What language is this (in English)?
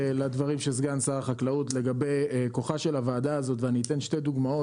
Hebrew